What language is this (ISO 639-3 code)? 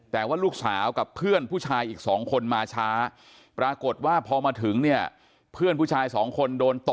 tha